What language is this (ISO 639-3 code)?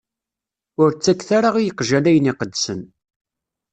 kab